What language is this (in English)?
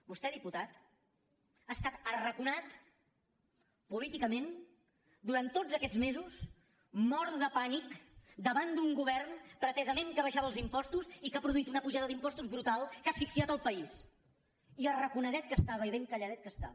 Catalan